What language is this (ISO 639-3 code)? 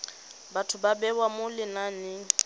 tsn